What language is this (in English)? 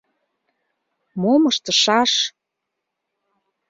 Mari